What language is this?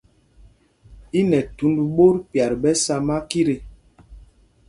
Mpumpong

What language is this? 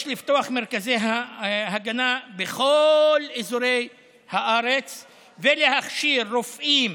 Hebrew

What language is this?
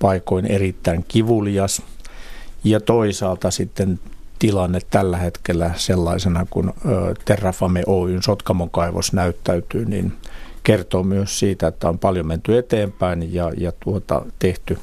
Finnish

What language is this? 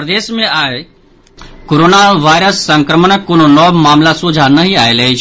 Maithili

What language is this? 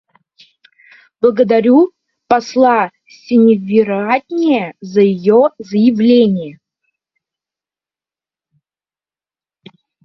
Russian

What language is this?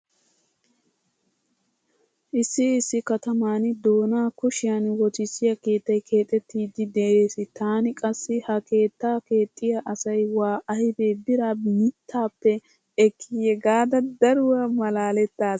Wolaytta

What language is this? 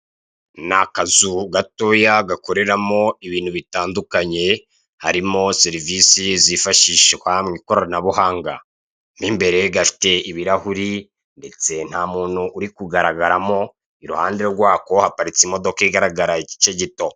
Kinyarwanda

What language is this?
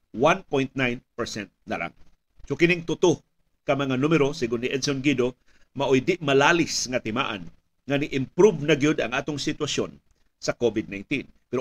Filipino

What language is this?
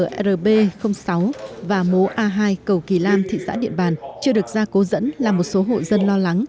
Vietnamese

